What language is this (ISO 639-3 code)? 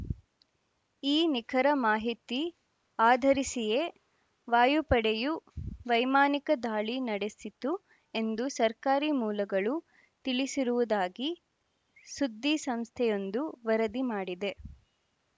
kan